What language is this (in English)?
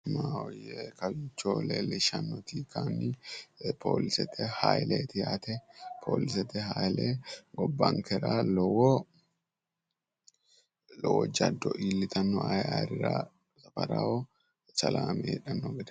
Sidamo